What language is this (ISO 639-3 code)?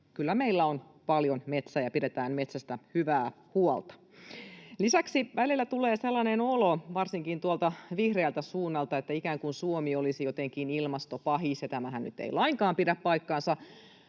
fin